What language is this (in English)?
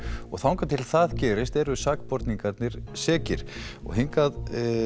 Icelandic